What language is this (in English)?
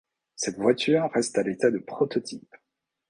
French